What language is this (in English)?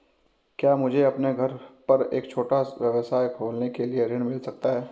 Hindi